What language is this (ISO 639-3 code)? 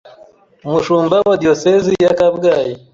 kin